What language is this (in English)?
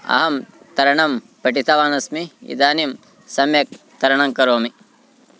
Sanskrit